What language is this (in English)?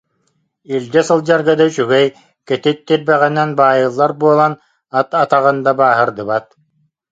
Yakut